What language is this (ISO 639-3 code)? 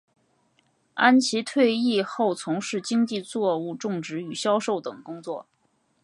zho